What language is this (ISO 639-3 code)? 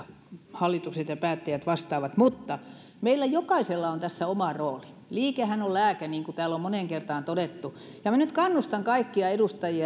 fin